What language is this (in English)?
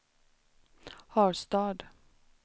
Swedish